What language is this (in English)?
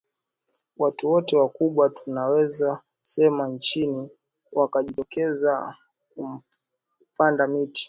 Swahili